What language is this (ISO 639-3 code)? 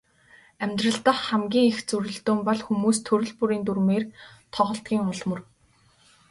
mon